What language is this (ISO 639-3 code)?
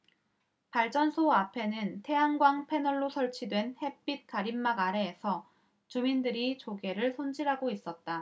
kor